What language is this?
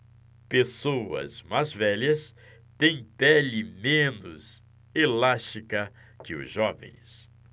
Portuguese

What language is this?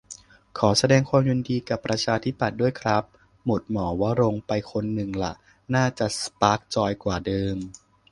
Thai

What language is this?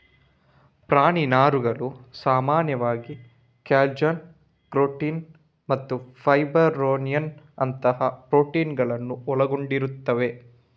Kannada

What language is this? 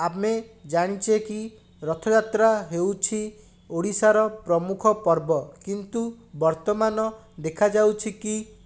Odia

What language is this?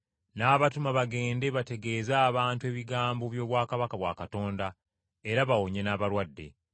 Ganda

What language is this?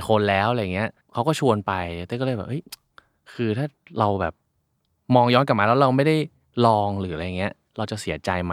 Thai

